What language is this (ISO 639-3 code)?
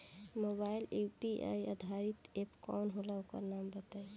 bho